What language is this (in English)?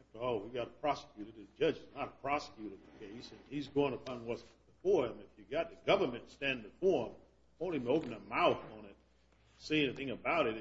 English